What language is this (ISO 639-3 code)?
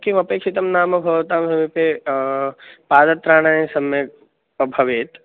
san